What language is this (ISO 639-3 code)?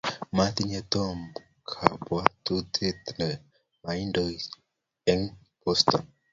kln